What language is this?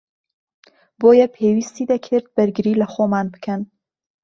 Central Kurdish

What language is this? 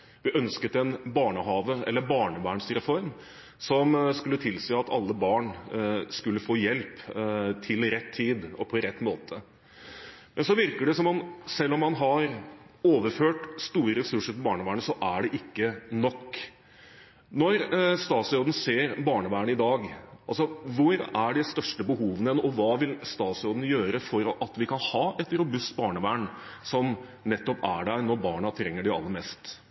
Norwegian Bokmål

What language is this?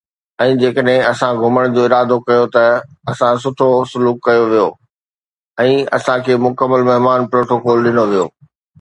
Sindhi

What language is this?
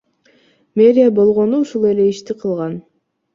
Kyrgyz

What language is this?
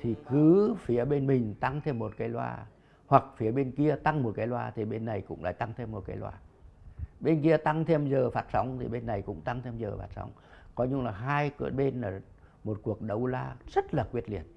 Vietnamese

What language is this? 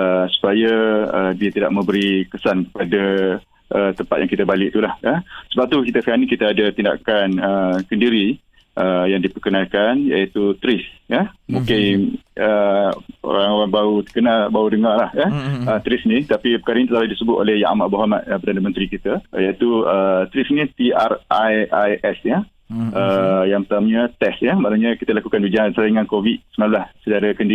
Malay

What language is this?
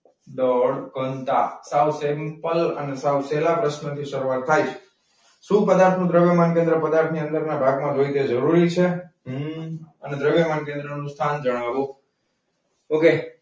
Gujarati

